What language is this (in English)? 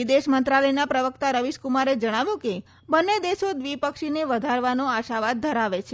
Gujarati